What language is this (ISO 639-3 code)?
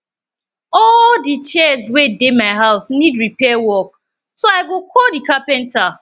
pcm